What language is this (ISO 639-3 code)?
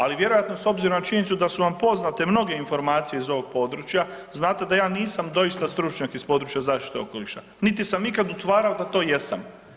hrv